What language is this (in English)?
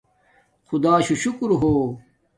Domaaki